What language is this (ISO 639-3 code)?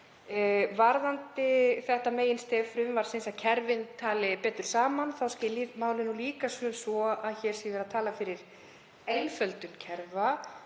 isl